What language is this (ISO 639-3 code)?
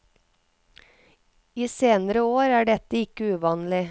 nor